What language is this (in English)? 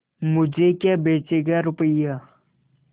Hindi